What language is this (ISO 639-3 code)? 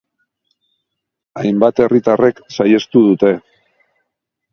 eus